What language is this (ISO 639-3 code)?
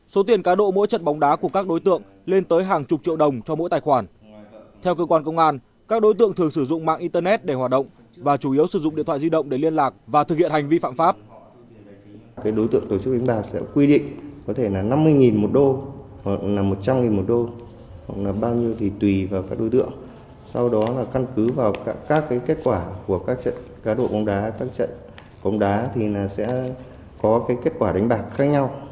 vie